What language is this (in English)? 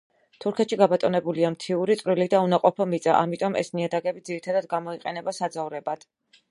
Georgian